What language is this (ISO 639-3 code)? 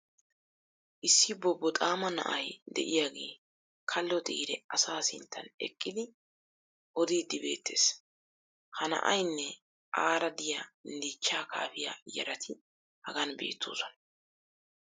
wal